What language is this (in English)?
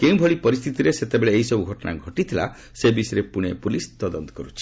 Odia